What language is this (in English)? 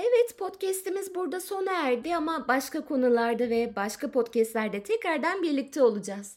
Turkish